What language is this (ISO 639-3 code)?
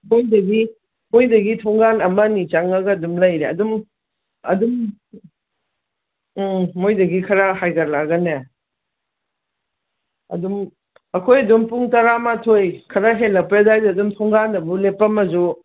mni